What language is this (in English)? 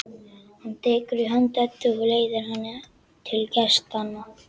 Icelandic